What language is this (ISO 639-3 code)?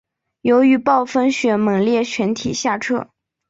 zho